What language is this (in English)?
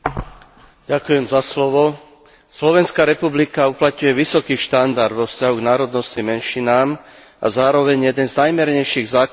Slovak